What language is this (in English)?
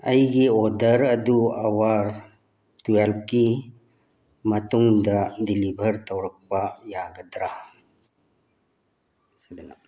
Manipuri